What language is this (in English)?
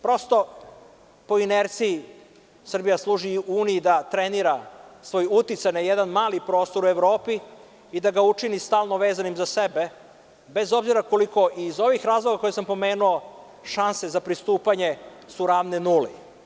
Serbian